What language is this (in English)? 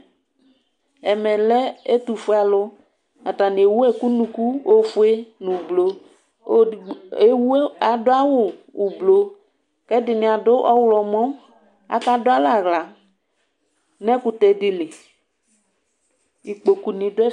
Ikposo